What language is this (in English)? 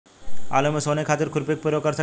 Bhojpuri